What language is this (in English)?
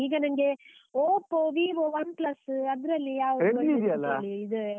Kannada